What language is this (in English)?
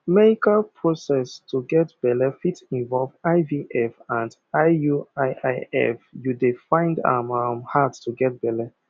Nigerian Pidgin